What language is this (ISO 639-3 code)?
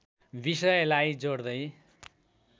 nep